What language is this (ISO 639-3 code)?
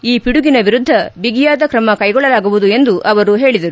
kan